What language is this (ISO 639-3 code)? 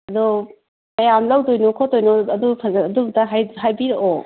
mni